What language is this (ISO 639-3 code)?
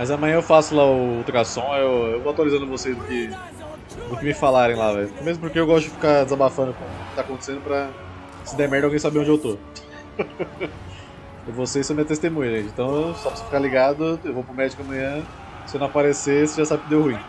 por